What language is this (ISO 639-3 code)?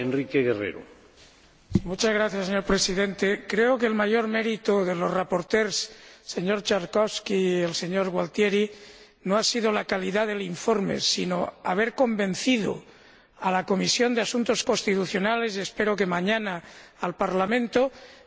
spa